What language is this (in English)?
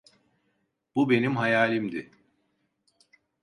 Turkish